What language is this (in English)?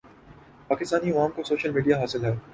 Urdu